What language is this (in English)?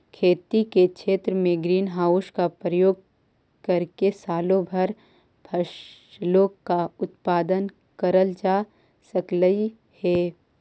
Magahi